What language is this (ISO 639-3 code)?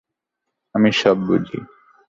ben